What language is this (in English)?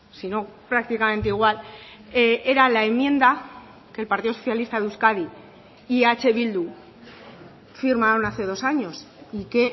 Spanish